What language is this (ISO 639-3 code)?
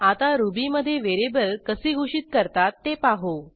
mar